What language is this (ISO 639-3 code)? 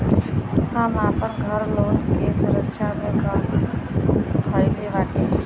bho